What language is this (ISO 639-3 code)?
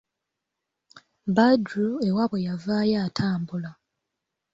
lug